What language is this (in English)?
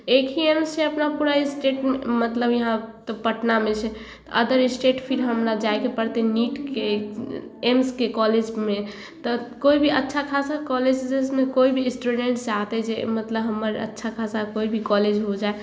Maithili